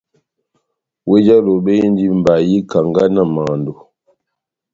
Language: Batanga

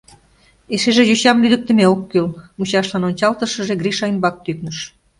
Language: Mari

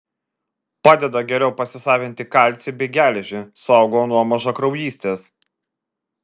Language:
Lithuanian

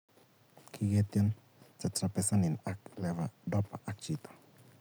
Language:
Kalenjin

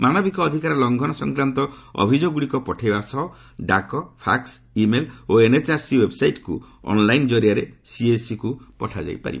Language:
Odia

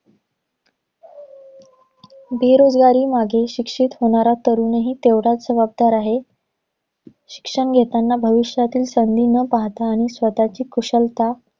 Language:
Marathi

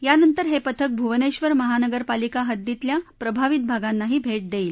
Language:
Marathi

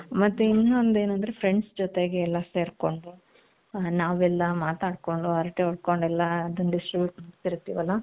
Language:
Kannada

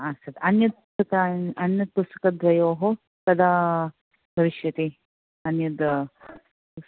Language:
Sanskrit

